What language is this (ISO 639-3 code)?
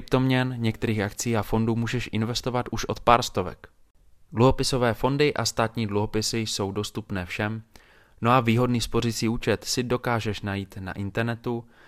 ces